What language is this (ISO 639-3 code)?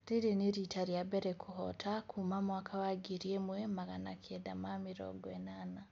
kik